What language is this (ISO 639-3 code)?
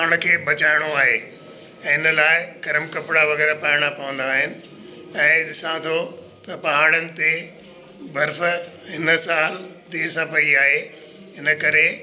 snd